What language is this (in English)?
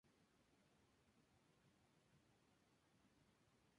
Spanish